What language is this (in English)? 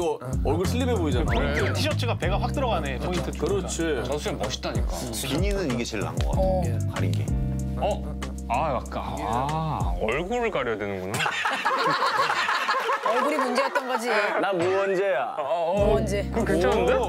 Korean